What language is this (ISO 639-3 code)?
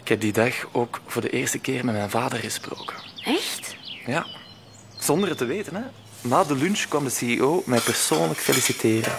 nld